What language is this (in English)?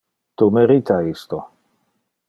Interlingua